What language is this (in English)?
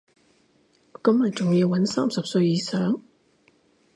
Cantonese